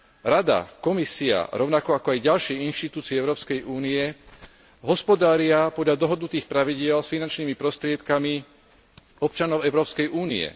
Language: Slovak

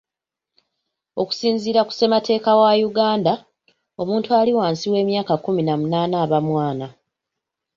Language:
Ganda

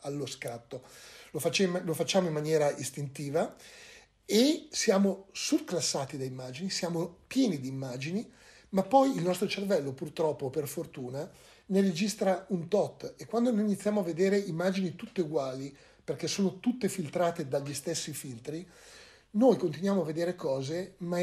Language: Italian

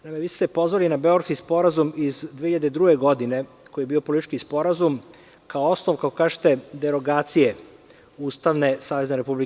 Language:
Serbian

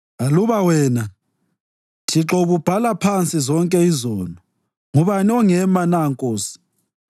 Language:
North Ndebele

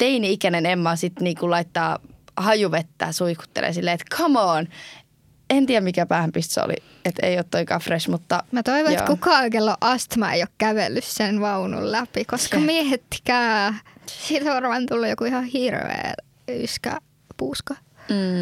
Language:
Finnish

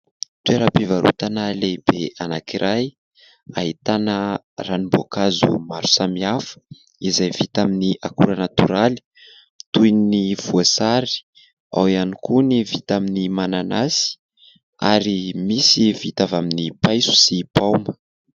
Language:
Malagasy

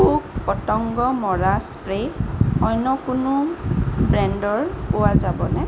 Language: Assamese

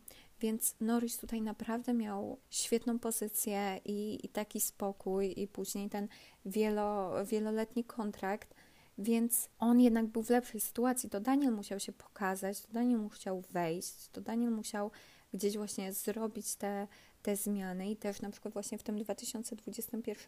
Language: Polish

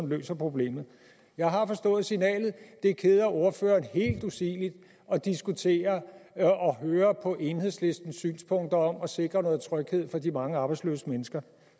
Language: Danish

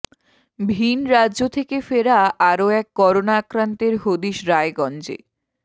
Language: Bangla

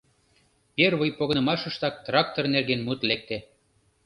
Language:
Mari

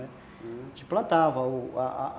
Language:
Portuguese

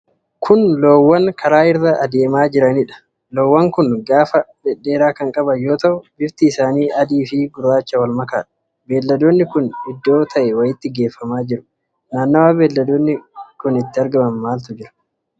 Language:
Oromo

